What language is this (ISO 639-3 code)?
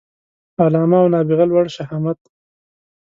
pus